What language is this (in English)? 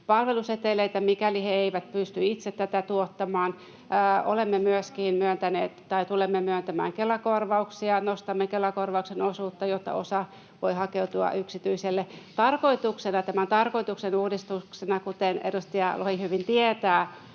Finnish